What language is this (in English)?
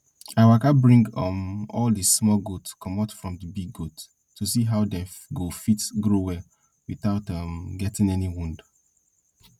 Nigerian Pidgin